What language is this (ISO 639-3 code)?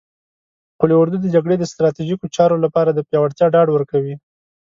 pus